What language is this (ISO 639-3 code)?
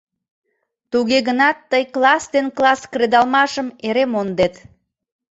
chm